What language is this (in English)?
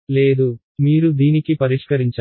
Telugu